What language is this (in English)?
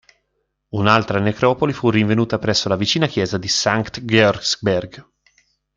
Italian